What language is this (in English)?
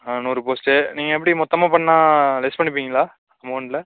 Tamil